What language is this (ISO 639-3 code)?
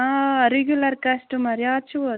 kas